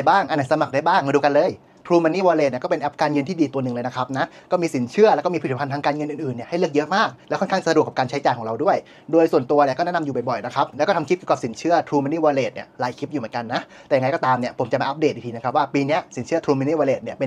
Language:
Thai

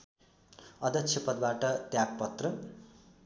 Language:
Nepali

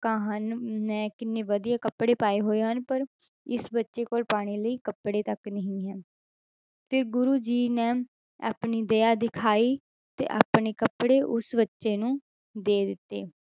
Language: Punjabi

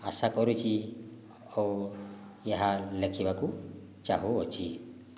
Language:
Odia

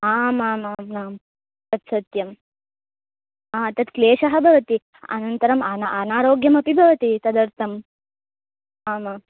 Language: Sanskrit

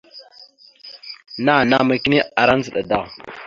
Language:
Mada (Cameroon)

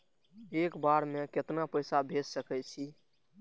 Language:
Maithili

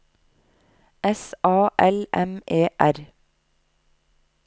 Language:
Norwegian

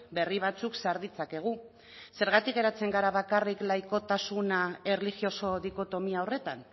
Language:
Basque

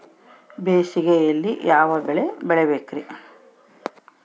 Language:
Kannada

